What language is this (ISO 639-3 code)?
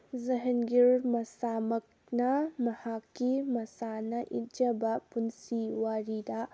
mni